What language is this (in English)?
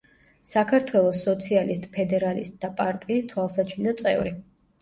Georgian